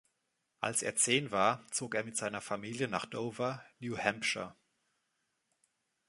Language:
German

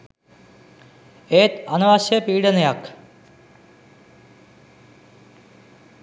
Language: Sinhala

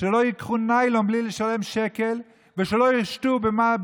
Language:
Hebrew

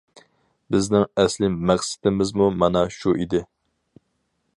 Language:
Uyghur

